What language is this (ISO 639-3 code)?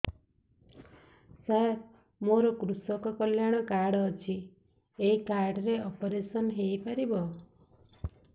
ori